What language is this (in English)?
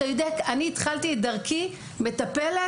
Hebrew